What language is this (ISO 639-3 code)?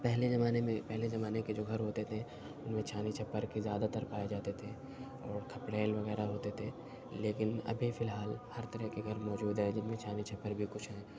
urd